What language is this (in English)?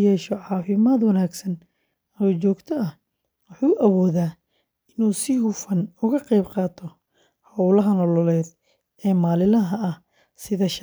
Somali